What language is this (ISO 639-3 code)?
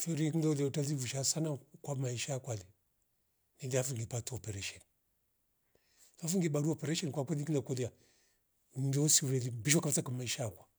rof